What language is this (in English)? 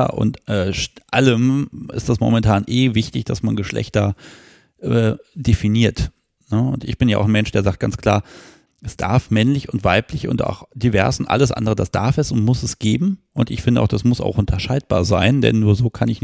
German